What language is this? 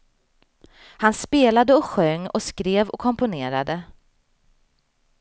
Swedish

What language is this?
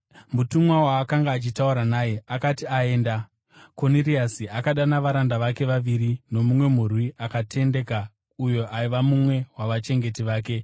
Shona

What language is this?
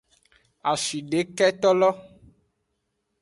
Aja (Benin)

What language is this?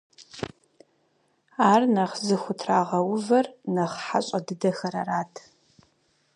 Kabardian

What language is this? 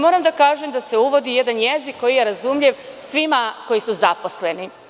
Serbian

